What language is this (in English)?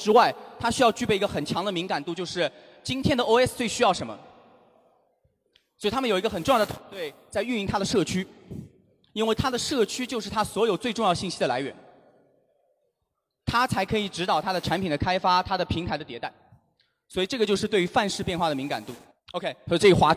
Chinese